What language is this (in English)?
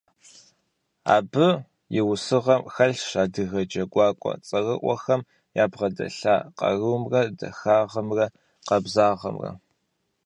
Kabardian